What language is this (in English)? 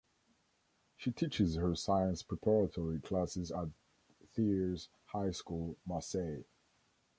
English